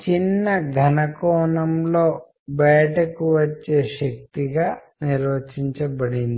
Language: Telugu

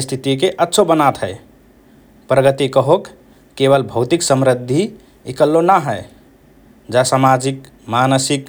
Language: Rana Tharu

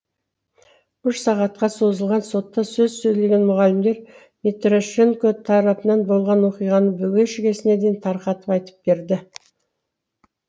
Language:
Kazakh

